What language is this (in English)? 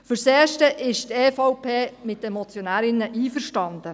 Swiss German